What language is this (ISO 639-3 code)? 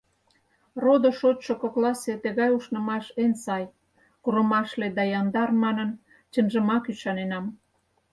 chm